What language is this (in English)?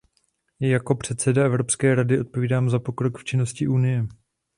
Czech